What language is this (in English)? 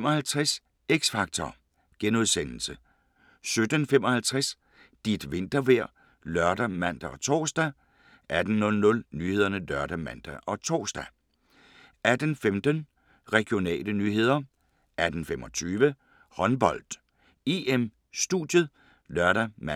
Danish